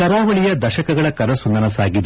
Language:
Kannada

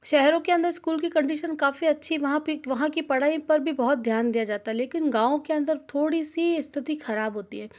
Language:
Hindi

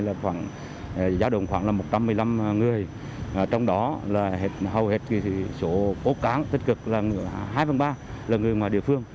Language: Vietnamese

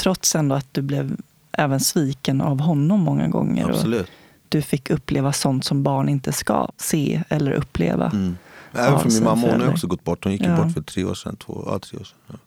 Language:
Swedish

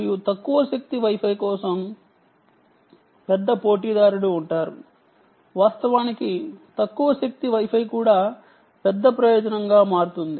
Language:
Telugu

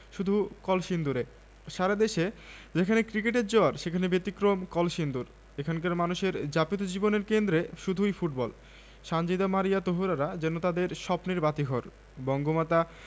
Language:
Bangla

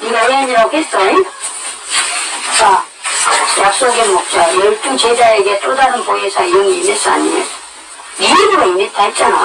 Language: Korean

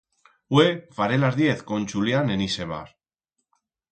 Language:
Aragonese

